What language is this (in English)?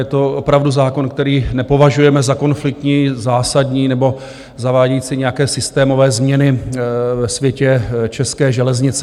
Czech